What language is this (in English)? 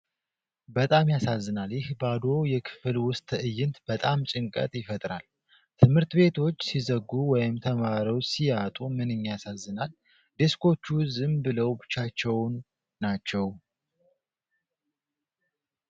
Amharic